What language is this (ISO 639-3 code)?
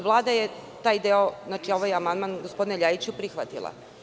srp